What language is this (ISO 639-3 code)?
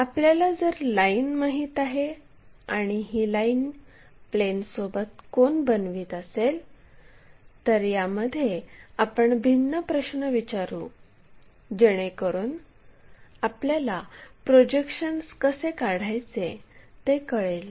mar